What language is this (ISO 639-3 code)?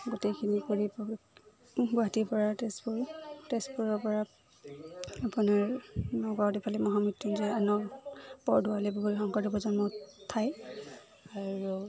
asm